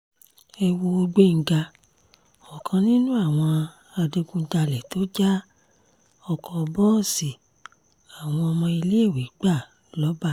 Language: Yoruba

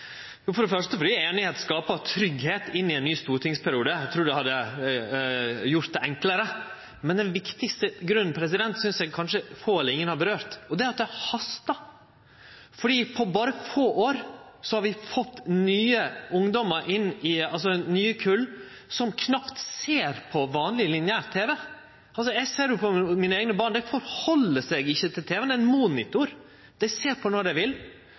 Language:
Norwegian Nynorsk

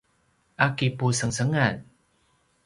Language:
Paiwan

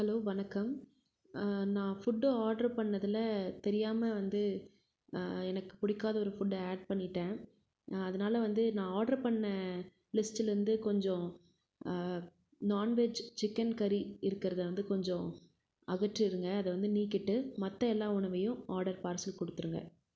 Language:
Tamil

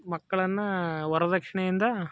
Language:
Kannada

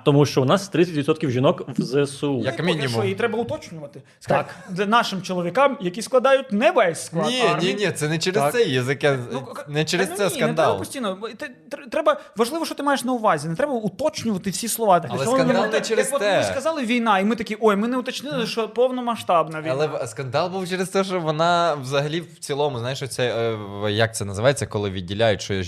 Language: Ukrainian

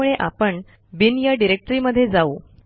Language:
Marathi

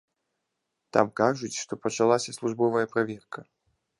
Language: Belarusian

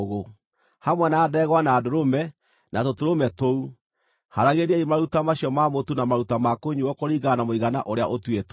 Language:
Kikuyu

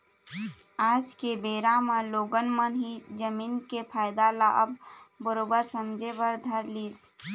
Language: Chhattisgarhi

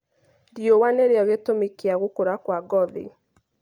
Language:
Kikuyu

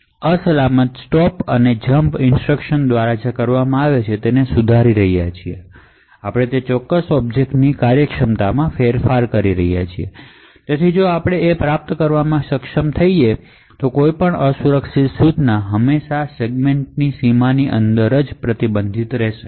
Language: Gujarati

